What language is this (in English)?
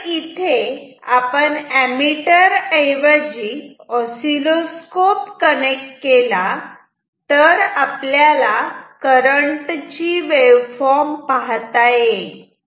Marathi